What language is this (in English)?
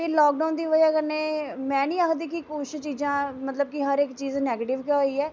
Dogri